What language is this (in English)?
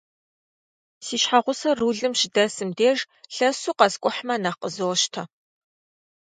Kabardian